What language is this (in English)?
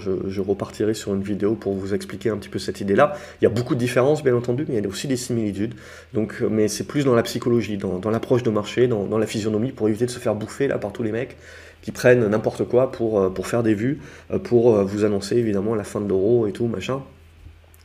French